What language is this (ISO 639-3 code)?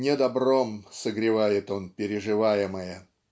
rus